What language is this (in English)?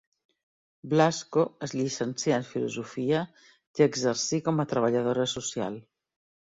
Catalan